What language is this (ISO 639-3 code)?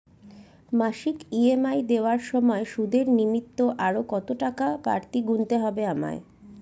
ben